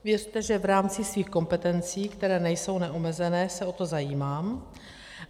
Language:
Czech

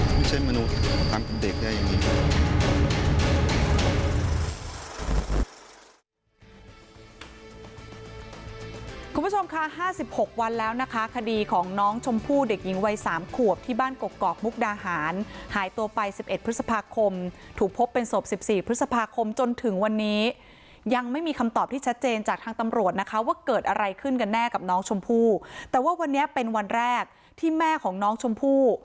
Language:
Thai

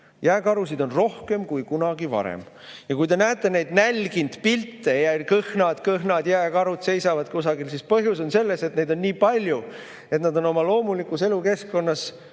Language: Estonian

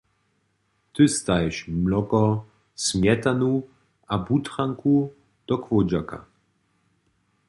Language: Upper Sorbian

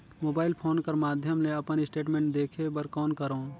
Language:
Chhattisgarhi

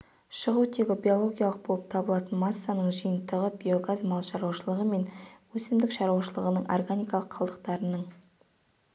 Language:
Kazakh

